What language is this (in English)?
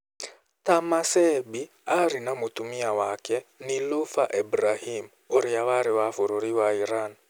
Kikuyu